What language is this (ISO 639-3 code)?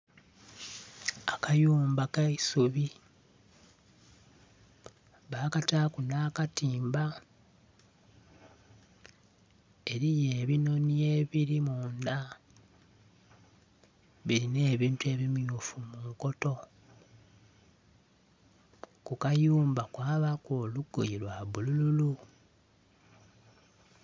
xog